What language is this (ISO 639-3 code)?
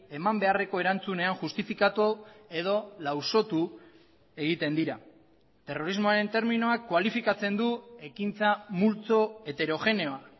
eus